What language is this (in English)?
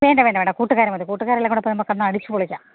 Malayalam